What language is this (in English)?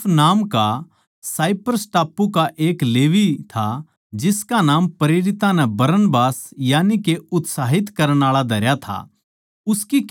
Haryanvi